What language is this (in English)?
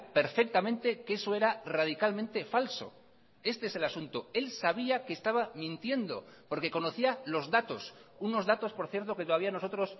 Spanish